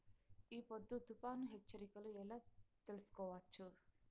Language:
Telugu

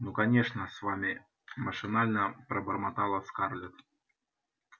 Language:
Russian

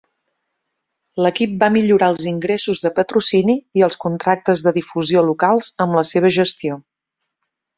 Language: Catalan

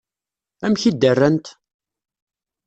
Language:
Kabyle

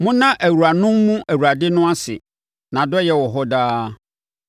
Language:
Akan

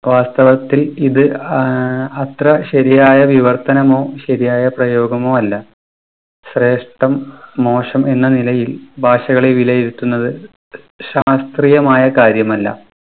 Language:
Malayalam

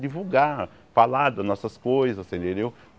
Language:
Portuguese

